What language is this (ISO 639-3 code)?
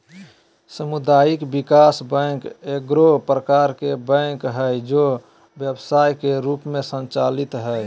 mag